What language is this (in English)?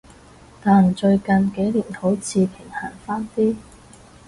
Cantonese